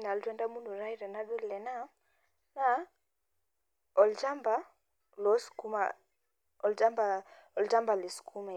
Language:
Masai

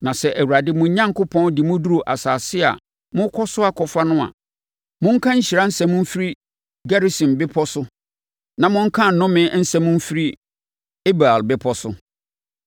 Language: Akan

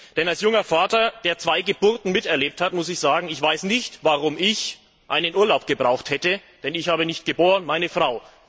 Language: German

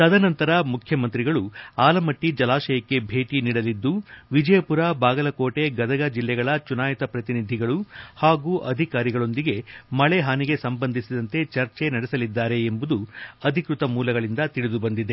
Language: Kannada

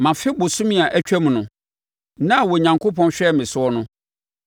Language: Akan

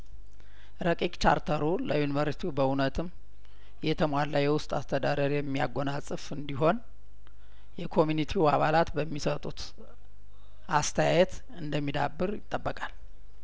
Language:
Amharic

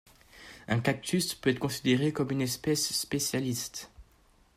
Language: French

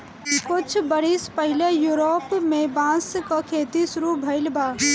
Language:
Bhojpuri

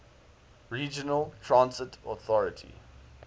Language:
English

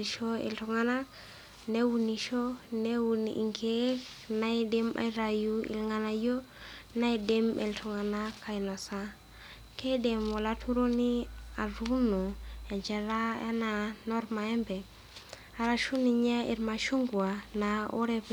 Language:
Masai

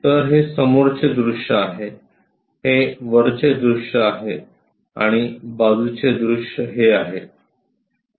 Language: Marathi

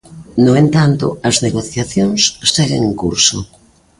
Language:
Galician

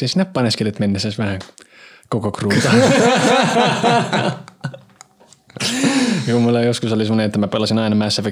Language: Finnish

